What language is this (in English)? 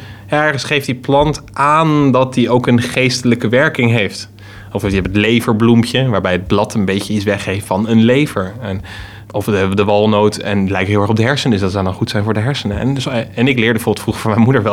Dutch